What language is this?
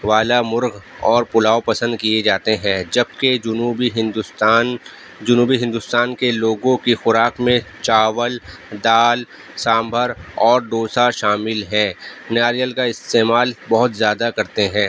Urdu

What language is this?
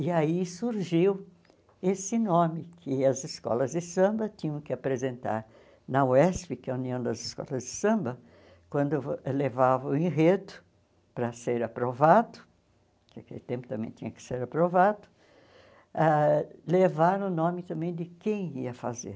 Portuguese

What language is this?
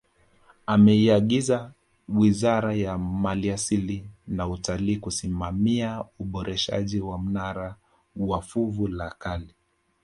Swahili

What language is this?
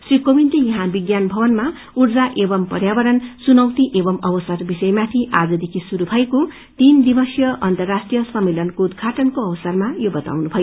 Nepali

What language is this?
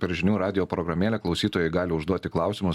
Lithuanian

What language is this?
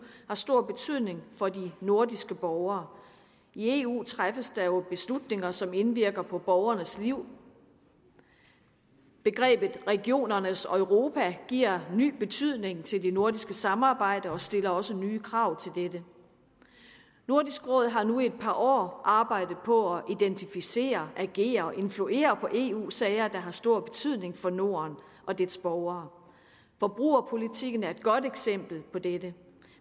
Danish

